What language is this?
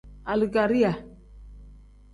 Tem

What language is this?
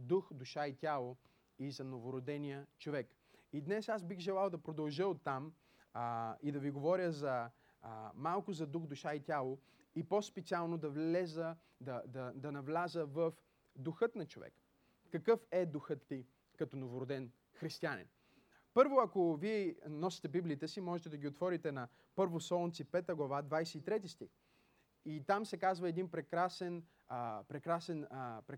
Bulgarian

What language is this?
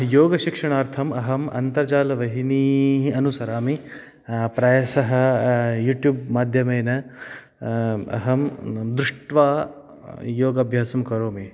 Sanskrit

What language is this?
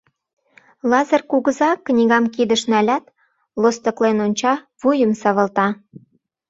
Mari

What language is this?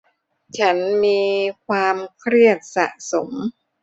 Thai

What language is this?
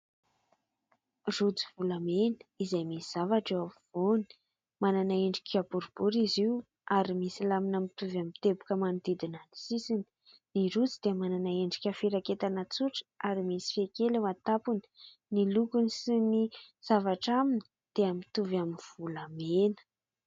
Malagasy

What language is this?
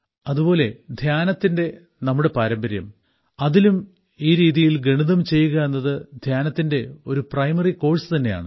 Malayalam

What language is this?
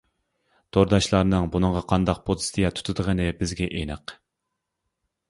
Uyghur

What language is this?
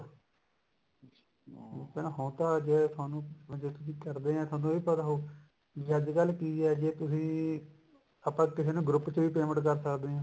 Punjabi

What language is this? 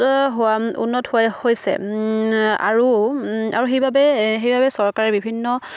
Assamese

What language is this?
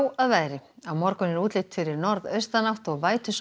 Icelandic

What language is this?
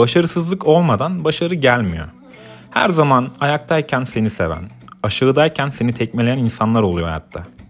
Turkish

